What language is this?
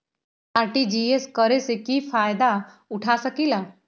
Magahi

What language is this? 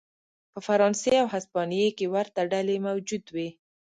Pashto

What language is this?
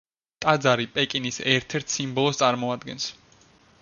Georgian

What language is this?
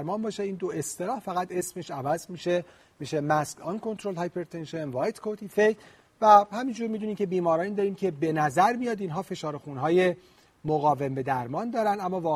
Persian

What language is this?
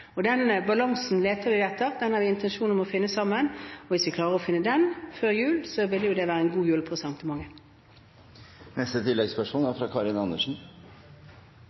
Norwegian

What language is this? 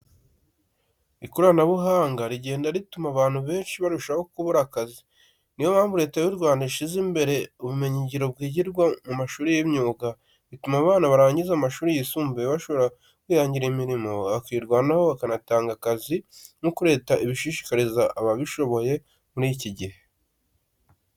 Kinyarwanda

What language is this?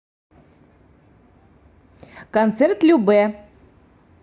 Russian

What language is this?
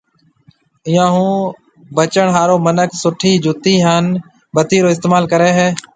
Marwari (Pakistan)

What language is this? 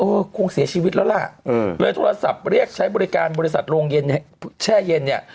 Thai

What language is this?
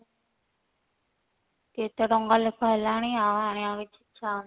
Odia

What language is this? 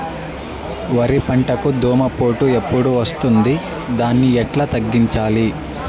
Telugu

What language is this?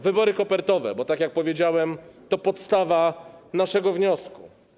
Polish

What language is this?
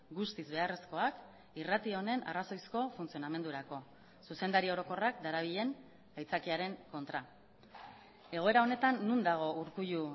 Basque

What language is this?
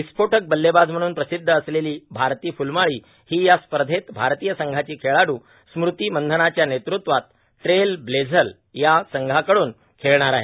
Marathi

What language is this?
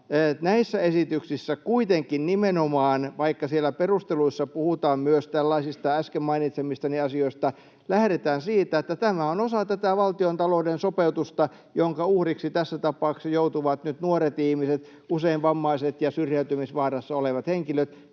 Finnish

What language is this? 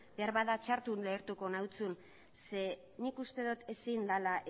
Basque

